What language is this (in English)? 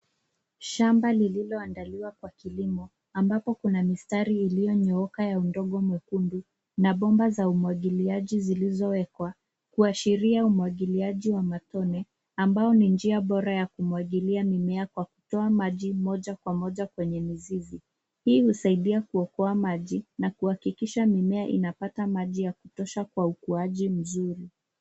Swahili